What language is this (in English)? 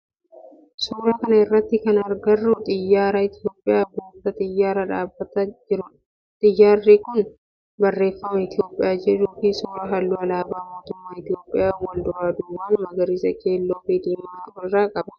Oromo